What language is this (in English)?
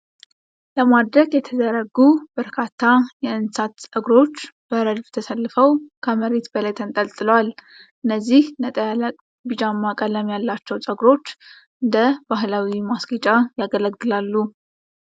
Amharic